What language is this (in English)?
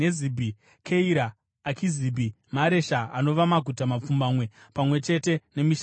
Shona